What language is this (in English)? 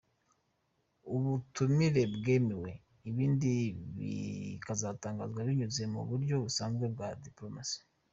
Kinyarwanda